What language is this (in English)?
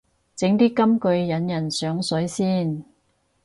Cantonese